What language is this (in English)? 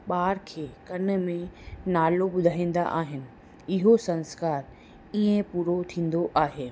Sindhi